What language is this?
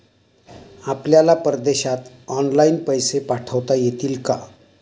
Marathi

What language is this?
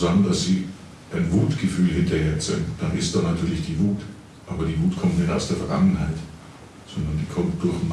German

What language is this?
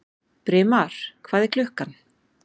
Icelandic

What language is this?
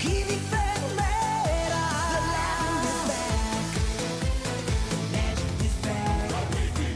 Italian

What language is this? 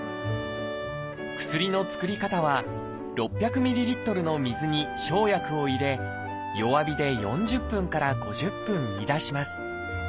Japanese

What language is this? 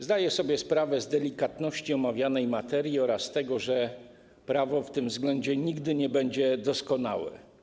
Polish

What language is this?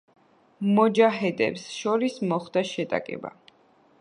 Georgian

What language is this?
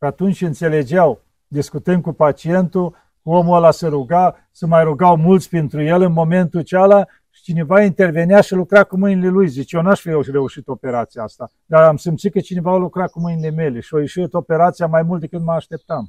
Romanian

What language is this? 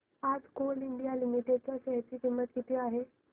Marathi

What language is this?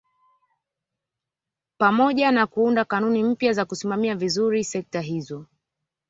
Swahili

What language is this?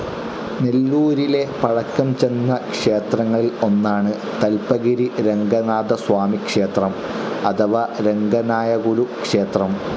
Malayalam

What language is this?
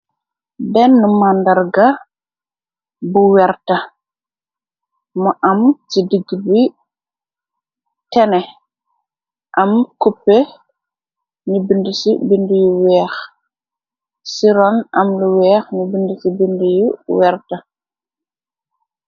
Wolof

